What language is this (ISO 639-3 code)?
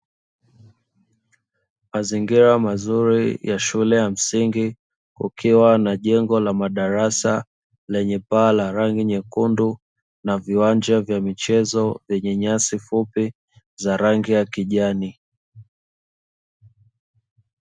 swa